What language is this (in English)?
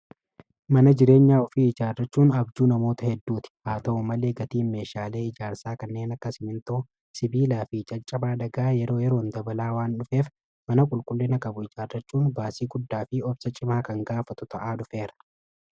Oromo